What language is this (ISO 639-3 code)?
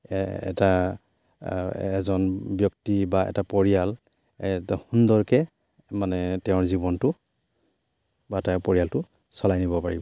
asm